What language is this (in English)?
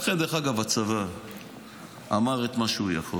Hebrew